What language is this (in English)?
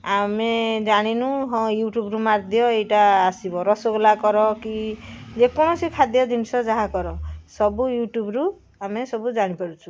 Odia